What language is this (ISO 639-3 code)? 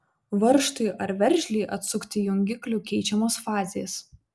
lit